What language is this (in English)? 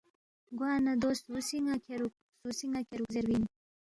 Balti